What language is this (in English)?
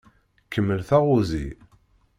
Kabyle